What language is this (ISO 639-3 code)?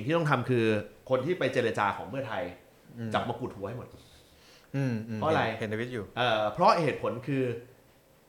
tha